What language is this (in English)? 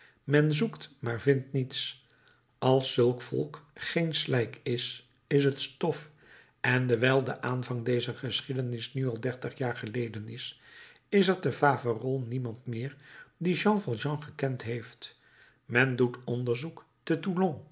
Dutch